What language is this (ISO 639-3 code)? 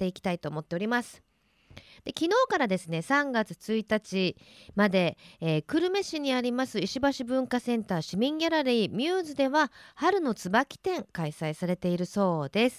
jpn